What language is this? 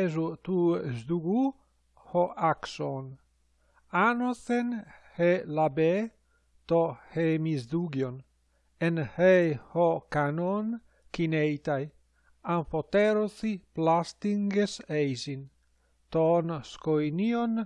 Greek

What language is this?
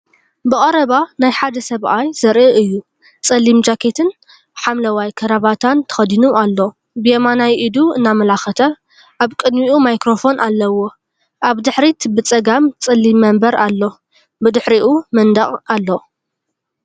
Tigrinya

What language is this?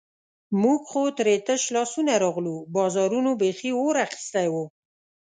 Pashto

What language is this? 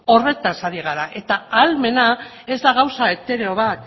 Basque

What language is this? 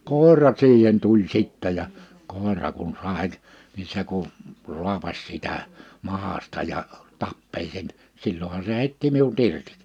Finnish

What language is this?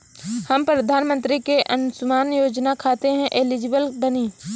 Bhojpuri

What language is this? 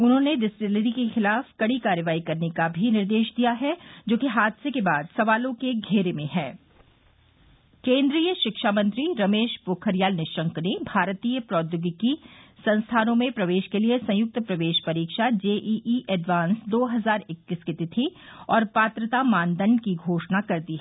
Hindi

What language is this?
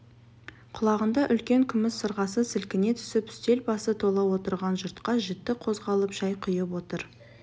Kazakh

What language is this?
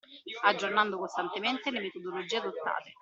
Italian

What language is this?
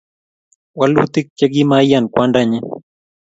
Kalenjin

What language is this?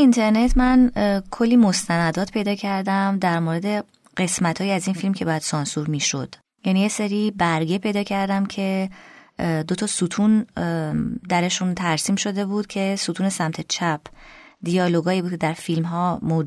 Persian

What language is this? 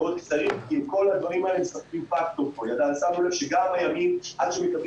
Hebrew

